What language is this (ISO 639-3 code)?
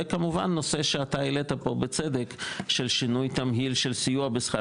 heb